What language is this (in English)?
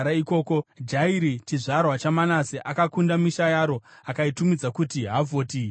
Shona